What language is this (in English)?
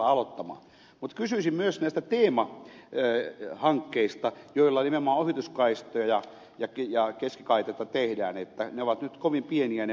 Finnish